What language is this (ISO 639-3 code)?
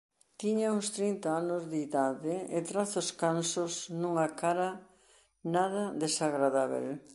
glg